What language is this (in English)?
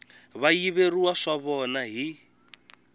Tsonga